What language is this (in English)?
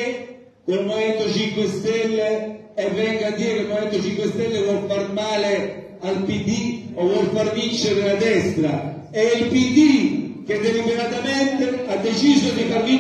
Italian